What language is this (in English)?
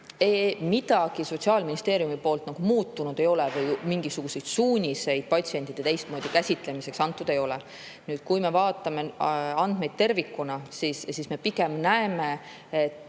Estonian